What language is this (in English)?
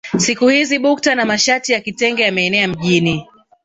Swahili